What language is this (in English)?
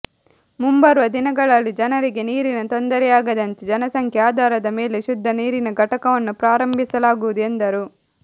Kannada